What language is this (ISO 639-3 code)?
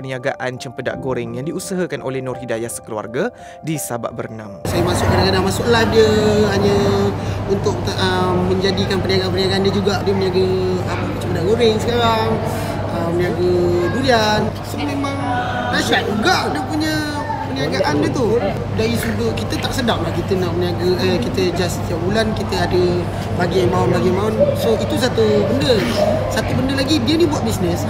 msa